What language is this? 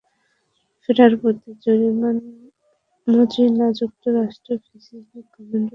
Bangla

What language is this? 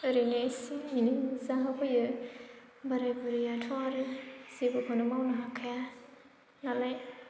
Bodo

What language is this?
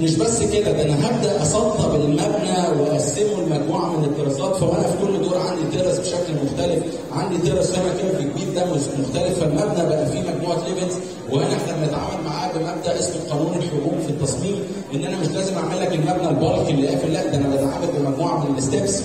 Arabic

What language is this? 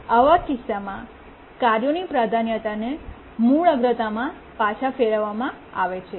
Gujarati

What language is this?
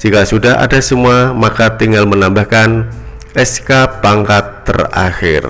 Indonesian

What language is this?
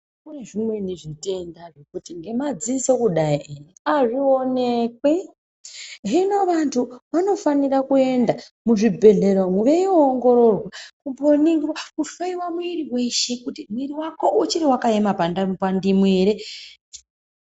Ndau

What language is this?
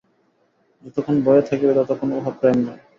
Bangla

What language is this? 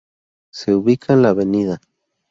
Spanish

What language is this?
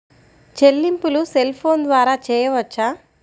Telugu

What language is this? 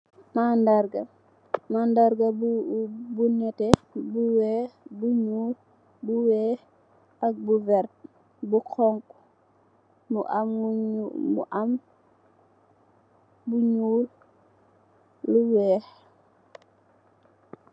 Wolof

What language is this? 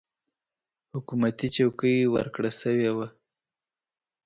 Pashto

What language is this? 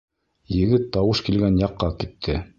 Bashkir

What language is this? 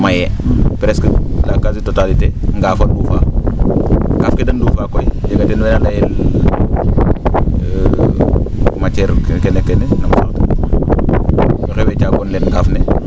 Serer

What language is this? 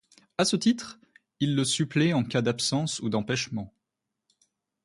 French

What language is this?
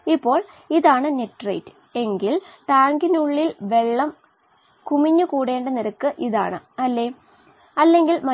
Malayalam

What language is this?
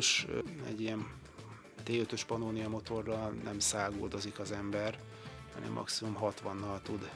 Hungarian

